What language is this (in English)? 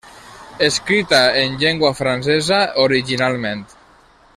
Catalan